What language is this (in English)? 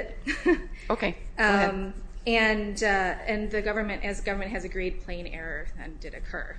English